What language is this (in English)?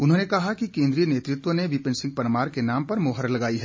Hindi